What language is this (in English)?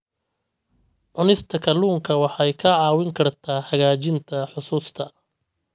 Somali